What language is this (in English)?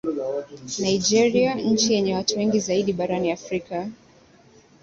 Swahili